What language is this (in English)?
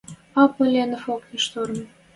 Western Mari